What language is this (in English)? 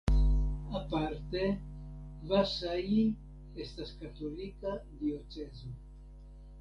Esperanto